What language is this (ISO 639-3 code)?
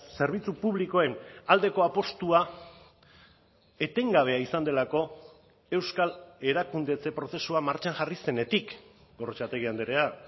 eus